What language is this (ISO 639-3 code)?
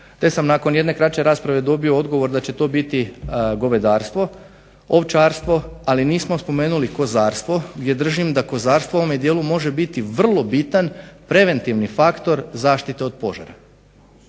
hrv